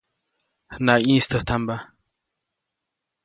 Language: Copainalá Zoque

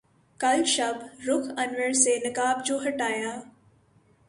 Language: Urdu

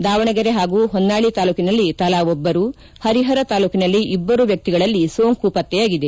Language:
Kannada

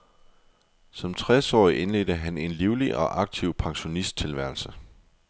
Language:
Danish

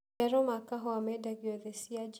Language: Kikuyu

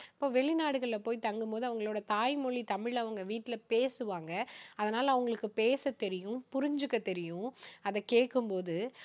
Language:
Tamil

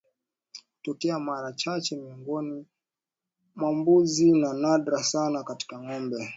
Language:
Swahili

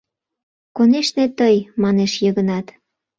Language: Mari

